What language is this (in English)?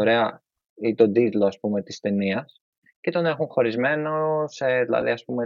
Greek